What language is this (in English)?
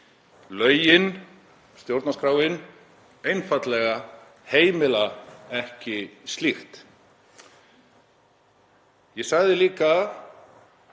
Icelandic